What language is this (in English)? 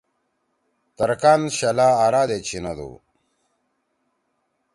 Torwali